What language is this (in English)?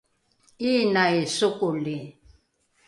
Rukai